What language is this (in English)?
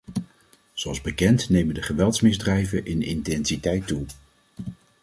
Dutch